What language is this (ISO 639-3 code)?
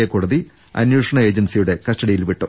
mal